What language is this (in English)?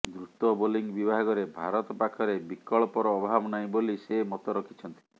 Odia